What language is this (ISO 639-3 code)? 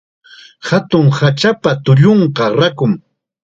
qxa